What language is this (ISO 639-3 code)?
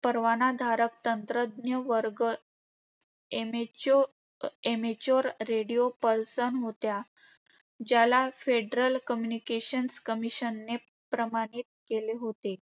mar